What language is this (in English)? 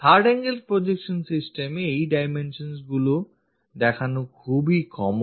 Bangla